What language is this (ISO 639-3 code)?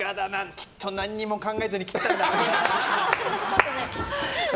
jpn